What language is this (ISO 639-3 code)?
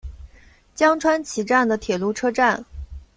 zho